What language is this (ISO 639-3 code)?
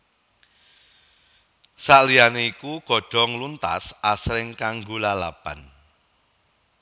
jav